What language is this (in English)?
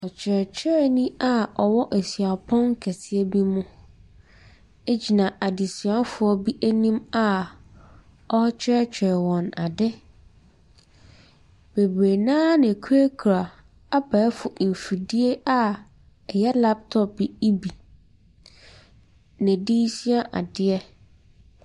Akan